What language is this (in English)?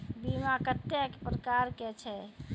Maithili